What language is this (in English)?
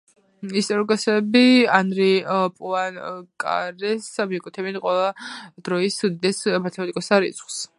Georgian